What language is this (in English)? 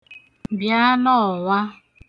Igbo